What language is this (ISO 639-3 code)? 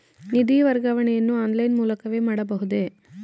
kan